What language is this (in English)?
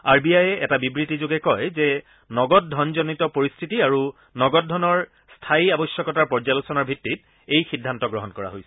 Assamese